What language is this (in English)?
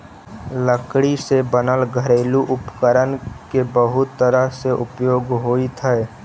Magahi